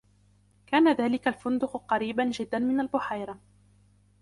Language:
Arabic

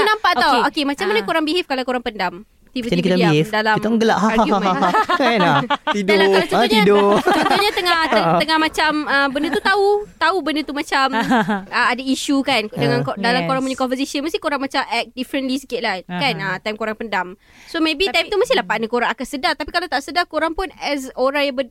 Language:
Malay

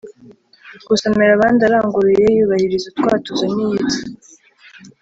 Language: Kinyarwanda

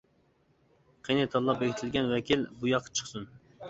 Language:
Uyghur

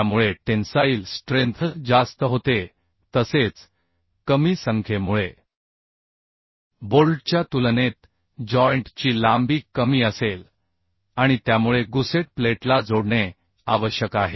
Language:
Marathi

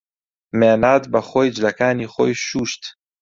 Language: Central Kurdish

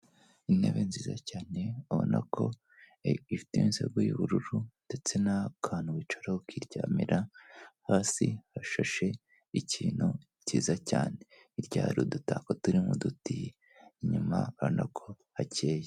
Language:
Kinyarwanda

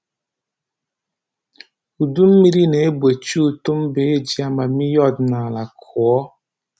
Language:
Igbo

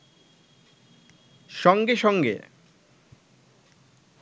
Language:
Bangla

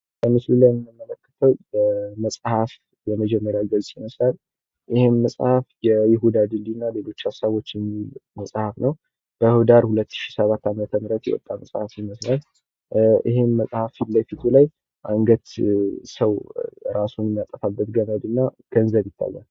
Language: Amharic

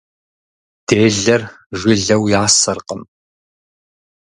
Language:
Kabardian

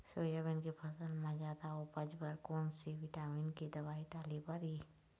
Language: Chhattisgarhi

